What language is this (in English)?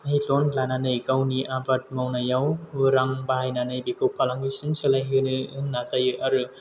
Bodo